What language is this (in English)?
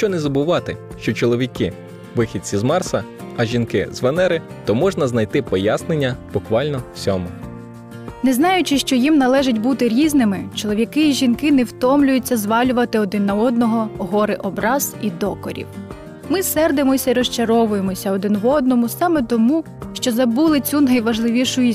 Ukrainian